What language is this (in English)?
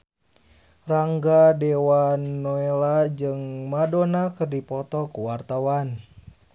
Sundanese